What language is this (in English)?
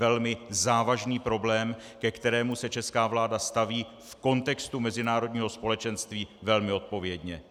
Czech